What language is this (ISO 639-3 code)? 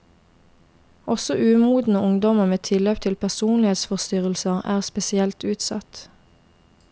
nor